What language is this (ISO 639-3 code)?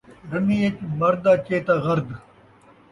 skr